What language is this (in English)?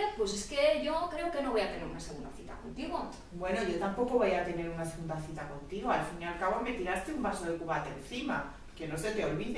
Spanish